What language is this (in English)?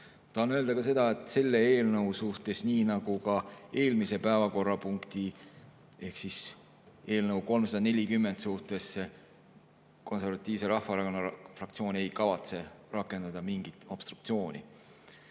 Estonian